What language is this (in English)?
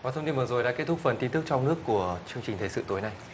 Vietnamese